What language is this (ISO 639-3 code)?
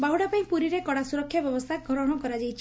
ori